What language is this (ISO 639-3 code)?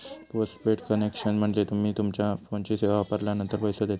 mar